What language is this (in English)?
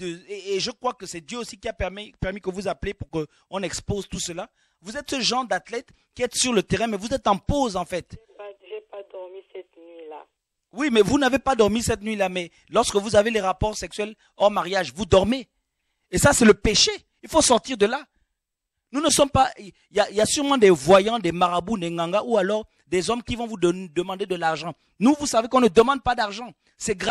French